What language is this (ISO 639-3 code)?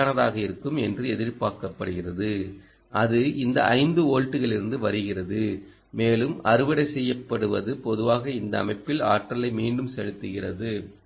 tam